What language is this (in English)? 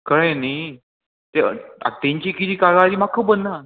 Konkani